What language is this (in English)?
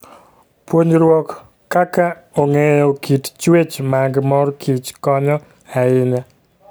Luo (Kenya and Tanzania)